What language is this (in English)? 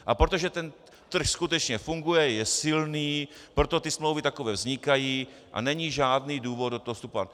Czech